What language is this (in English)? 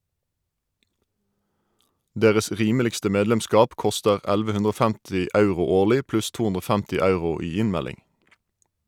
Norwegian